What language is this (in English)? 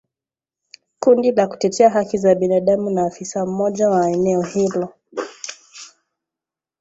Swahili